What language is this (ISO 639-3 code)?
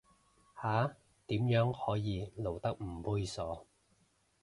yue